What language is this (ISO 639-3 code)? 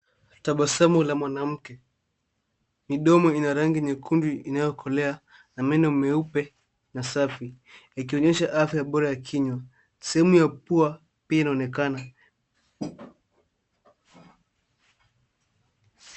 swa